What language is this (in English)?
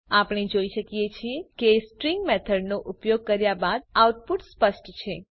Gujarati